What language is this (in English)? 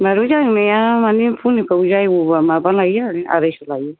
Bodo